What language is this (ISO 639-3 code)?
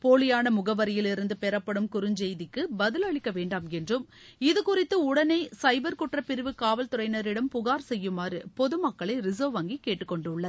tam